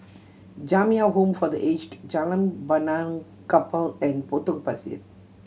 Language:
English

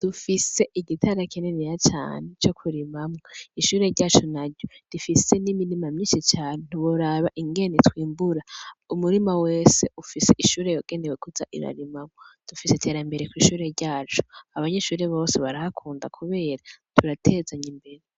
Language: Rundi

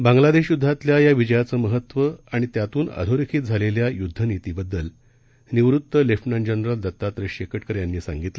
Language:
Marathi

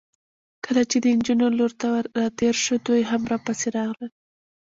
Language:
Pashto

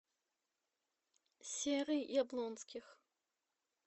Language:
Russian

